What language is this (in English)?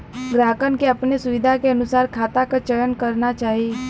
Bhojpuri